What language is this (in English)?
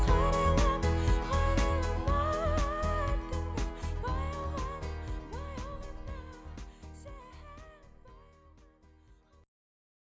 Kazakh